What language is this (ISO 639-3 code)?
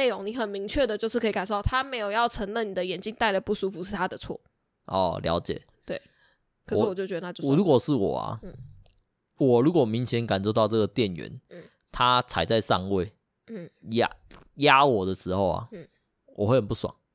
zho